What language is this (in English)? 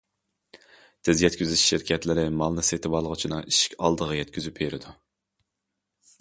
Uyghur